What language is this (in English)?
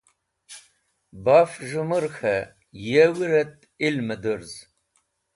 Wakhi